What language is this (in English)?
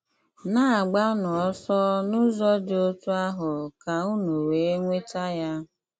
Igbo